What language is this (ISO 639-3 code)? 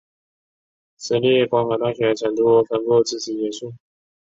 zho